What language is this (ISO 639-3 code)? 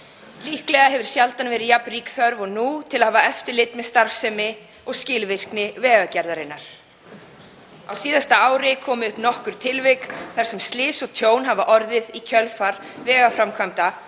isl